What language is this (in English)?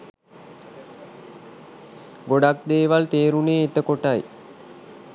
Sinhala